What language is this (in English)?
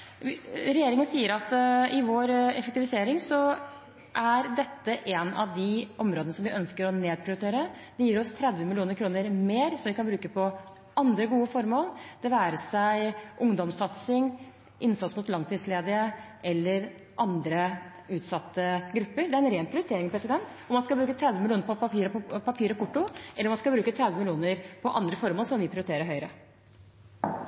Norwegian Bokmål